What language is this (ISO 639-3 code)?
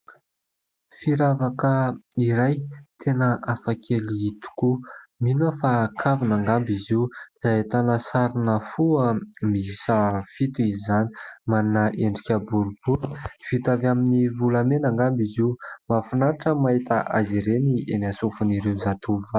mlg